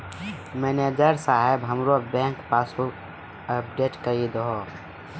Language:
Maithili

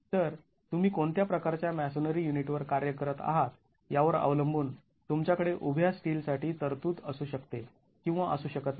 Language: Marathi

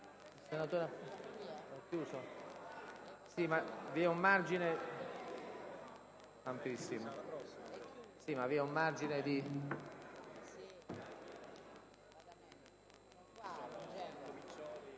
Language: Italian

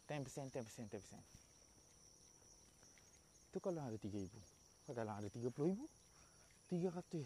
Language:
Malay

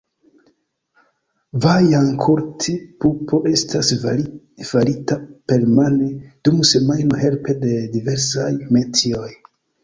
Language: Esperanto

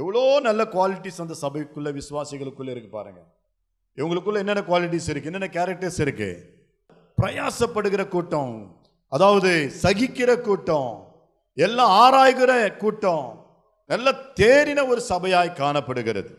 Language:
Tamil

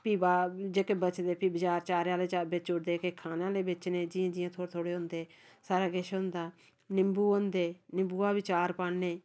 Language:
Dogri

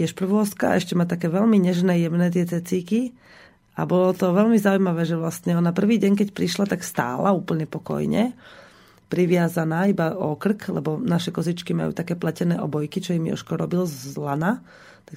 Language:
Slovak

